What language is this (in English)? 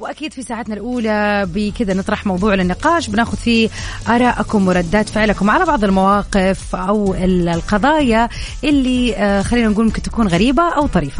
Arabic